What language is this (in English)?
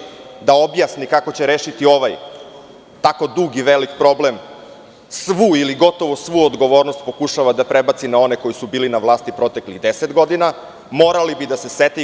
Serbian